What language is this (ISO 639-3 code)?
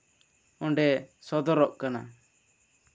sat